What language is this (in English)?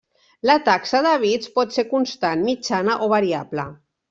Catalan